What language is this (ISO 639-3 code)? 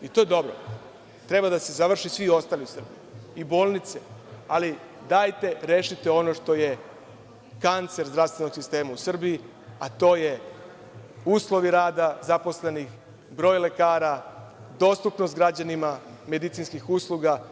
srp